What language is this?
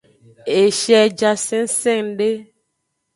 Aja (Benin)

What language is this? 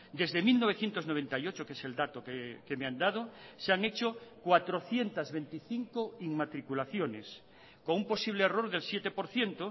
Spanish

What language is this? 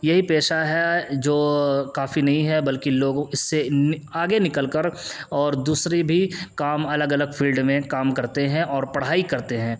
Urdu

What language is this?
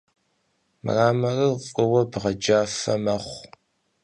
Kabardian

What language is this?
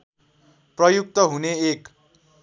Nepali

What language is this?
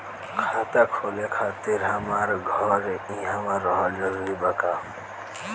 Bhojpuri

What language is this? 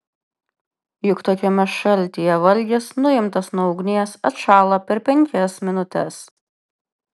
Lithuanian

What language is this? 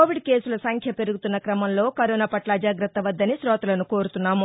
Telugu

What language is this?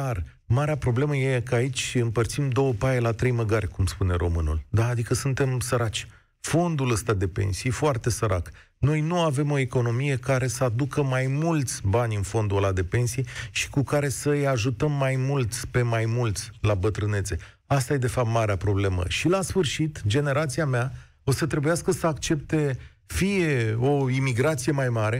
Romanian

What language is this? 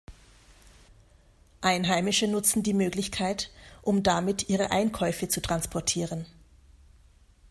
German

